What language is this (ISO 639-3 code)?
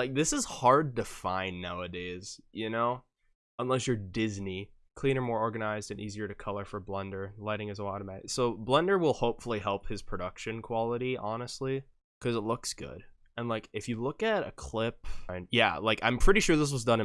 eng